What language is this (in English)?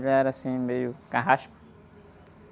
Portuguese